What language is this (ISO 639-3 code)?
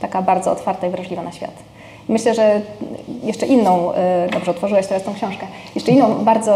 pol